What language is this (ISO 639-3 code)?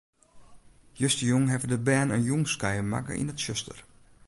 fry